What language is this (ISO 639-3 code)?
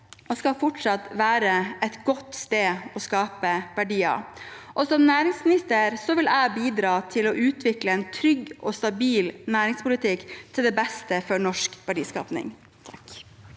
nor